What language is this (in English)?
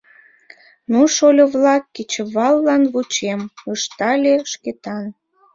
Mari